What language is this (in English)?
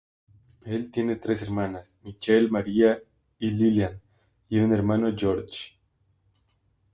Spanish